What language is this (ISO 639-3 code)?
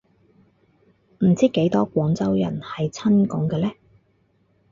yue